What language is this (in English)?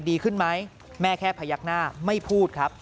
Thai